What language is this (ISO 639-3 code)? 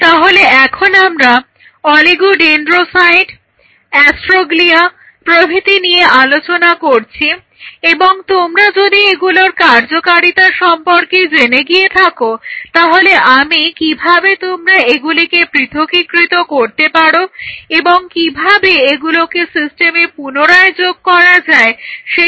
ben